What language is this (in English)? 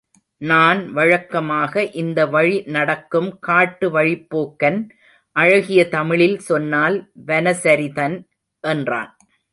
Tamil